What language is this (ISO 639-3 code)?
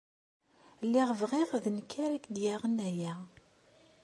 kab